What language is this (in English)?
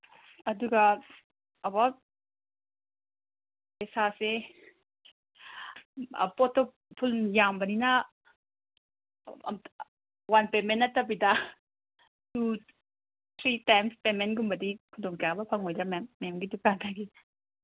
Manipuri